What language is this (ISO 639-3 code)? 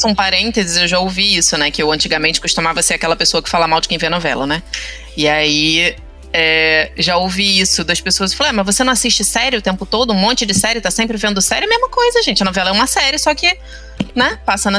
por